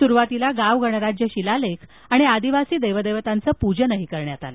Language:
Marathi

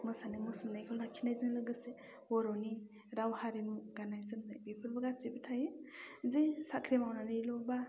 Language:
Bodo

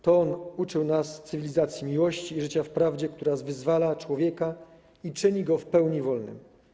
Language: Polish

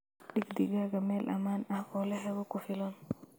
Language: Somali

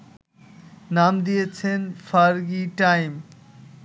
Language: Bangla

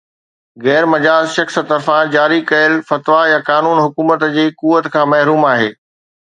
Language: Sindhi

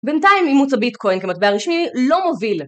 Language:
Hebrew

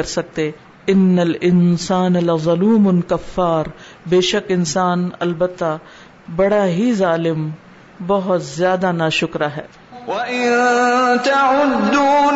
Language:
Urdu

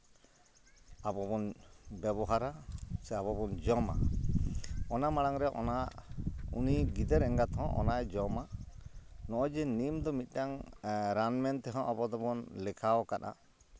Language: Santali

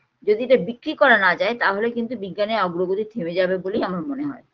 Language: Bangla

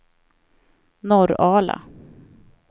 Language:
Swedish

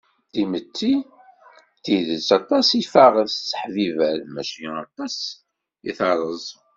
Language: Kabyle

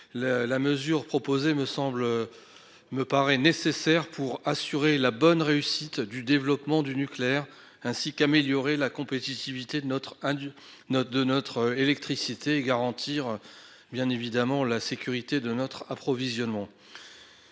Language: French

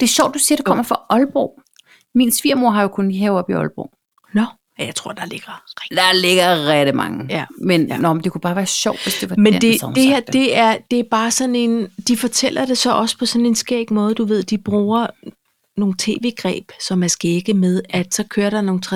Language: Danish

